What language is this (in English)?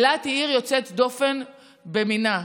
Hebrew